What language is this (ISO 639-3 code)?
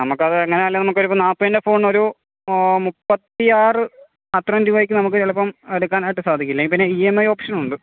mal